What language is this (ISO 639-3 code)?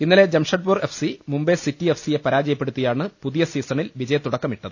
mal